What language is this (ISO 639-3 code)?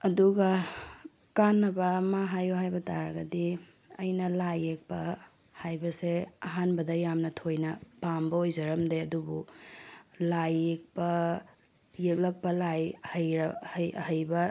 mni